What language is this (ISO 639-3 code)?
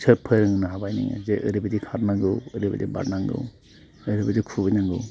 brx